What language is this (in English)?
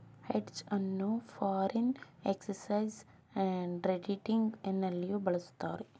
Kannada